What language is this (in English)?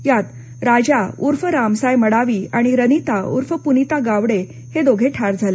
Marathi